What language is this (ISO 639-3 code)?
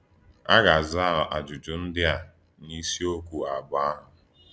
ibo